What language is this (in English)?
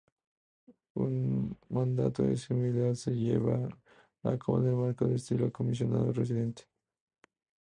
Spanish